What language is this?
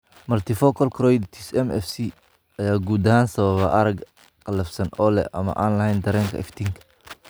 Somali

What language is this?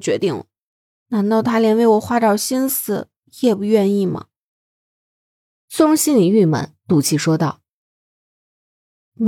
Chinese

